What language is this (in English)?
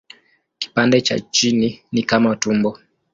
Swahili